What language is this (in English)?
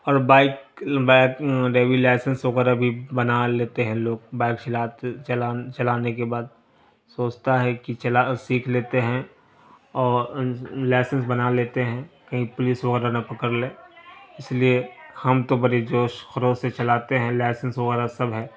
Urdu